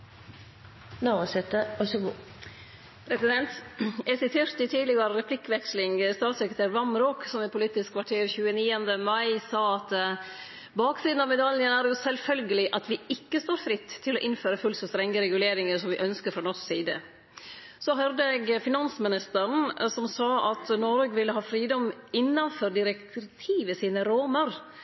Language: Norwegian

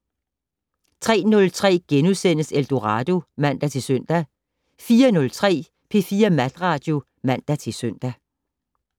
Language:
Danish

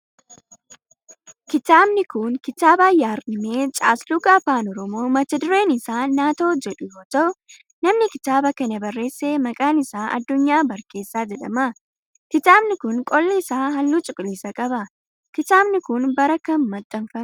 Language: Oromo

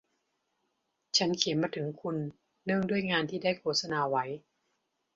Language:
Thai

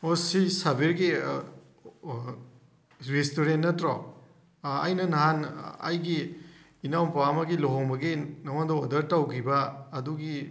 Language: Manipuri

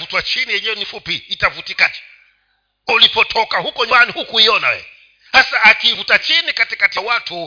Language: Swahili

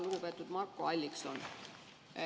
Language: Estonian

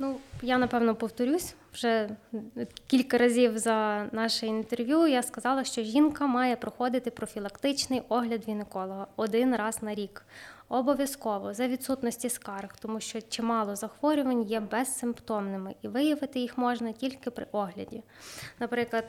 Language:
Ukrainian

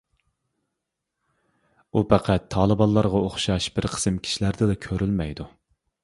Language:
Uyghur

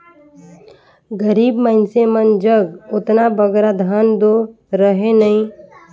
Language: Chhattisgarhi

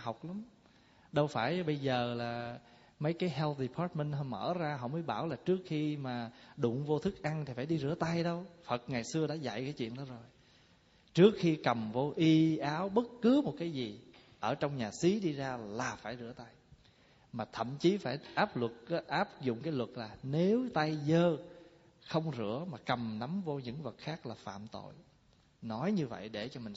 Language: Vietnamese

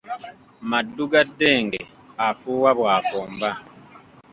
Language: Ganda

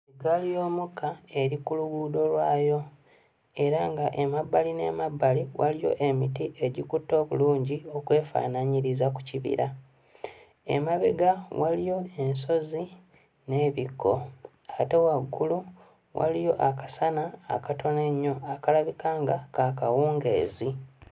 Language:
Ganda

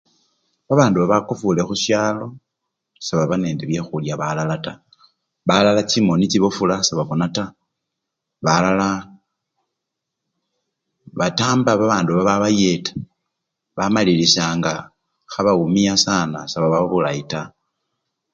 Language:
Luyia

